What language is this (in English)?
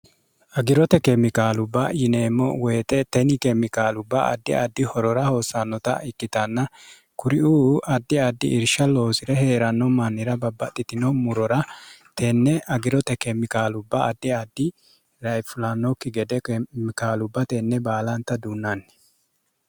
Sidamo